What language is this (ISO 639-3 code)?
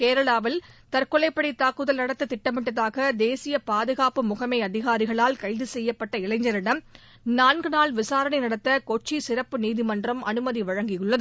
tam